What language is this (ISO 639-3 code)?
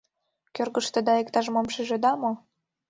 chm